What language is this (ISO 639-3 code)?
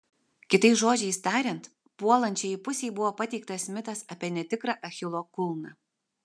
lit